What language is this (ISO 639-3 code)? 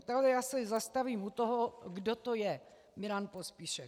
ces